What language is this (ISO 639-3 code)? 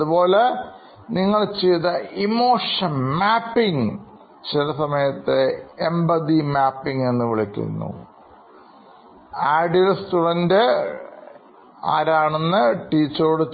mal